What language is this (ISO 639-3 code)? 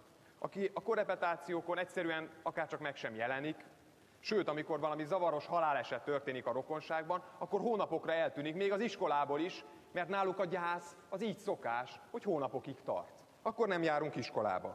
hun